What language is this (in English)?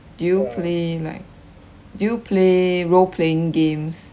English